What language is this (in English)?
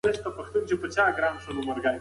Pashto